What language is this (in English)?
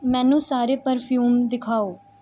Punjabi